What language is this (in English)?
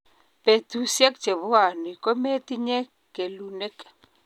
Kalenjin